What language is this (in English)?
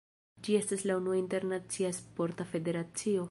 Esperanto